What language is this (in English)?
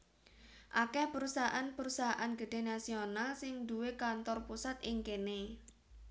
Javanese